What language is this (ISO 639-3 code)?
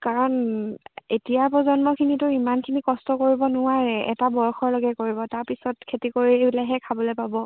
asm